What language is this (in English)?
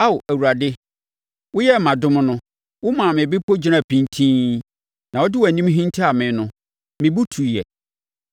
Akan